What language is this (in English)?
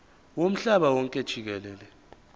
Zulu